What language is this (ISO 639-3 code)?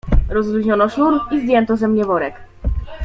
pol